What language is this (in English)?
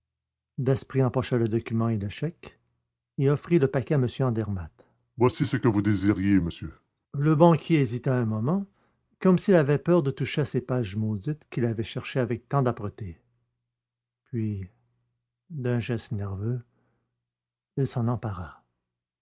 French